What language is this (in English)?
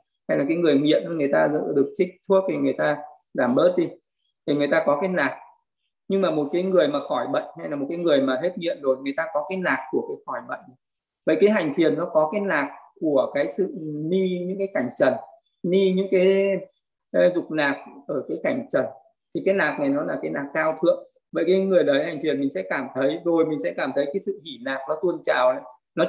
Vietnamese